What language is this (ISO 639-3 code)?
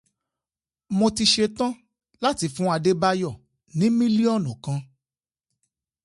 yor